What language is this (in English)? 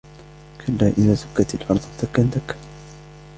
Arabic